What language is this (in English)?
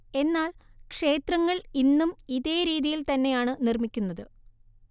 Malayalam